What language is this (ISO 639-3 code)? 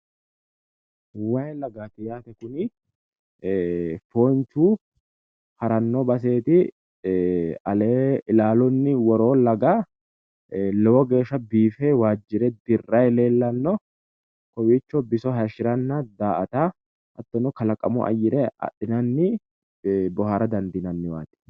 sid